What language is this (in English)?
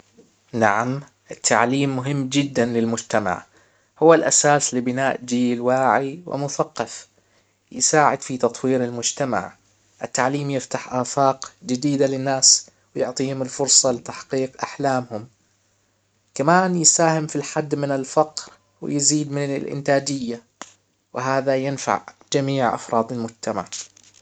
Hijazi Arabic